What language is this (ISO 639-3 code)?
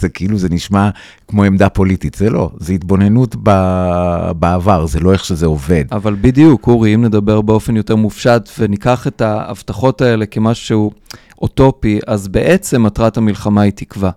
heb